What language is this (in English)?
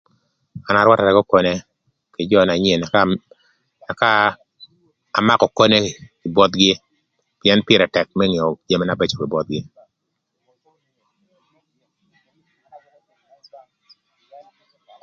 Thur